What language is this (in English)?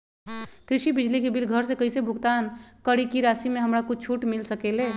Magahi